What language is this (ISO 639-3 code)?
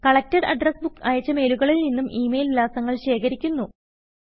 mal